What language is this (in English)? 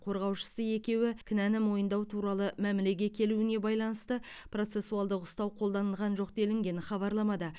Kazakh